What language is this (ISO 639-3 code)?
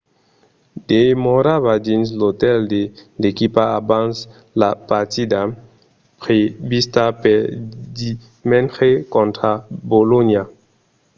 oci